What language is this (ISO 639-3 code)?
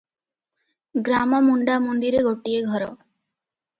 ori